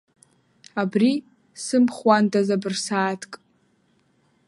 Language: Abkhazian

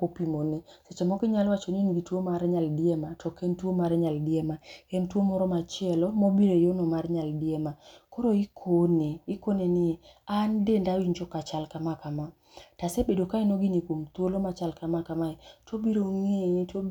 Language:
Luo (Kenya and Tanzania)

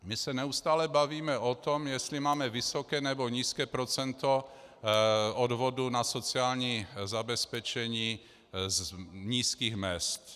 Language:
Czech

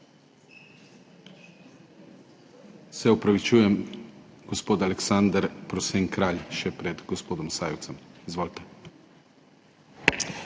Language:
Slovenian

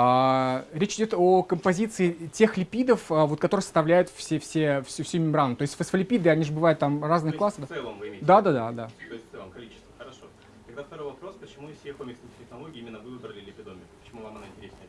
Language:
Russian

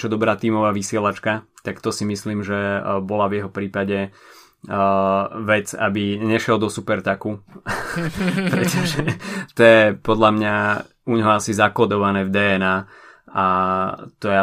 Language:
Slovak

